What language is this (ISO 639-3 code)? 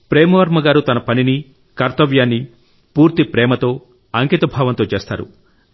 tel